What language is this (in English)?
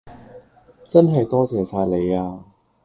Cantonese